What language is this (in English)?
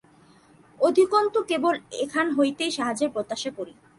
Bangla